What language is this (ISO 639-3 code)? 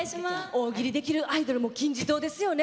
jpn